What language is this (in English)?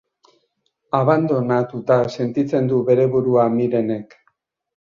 Basque